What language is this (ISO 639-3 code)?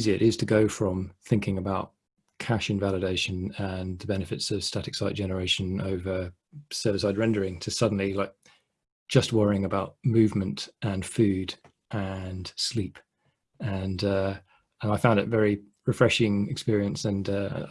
eng